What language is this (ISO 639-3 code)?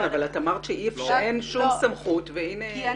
heb